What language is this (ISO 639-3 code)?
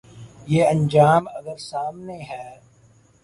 urd